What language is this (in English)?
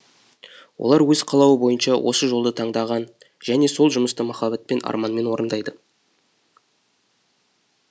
Kazakh